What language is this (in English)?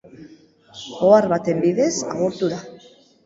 Basque